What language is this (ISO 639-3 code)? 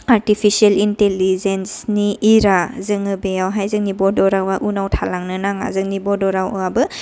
brx